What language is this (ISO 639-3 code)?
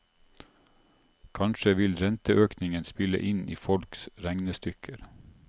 nor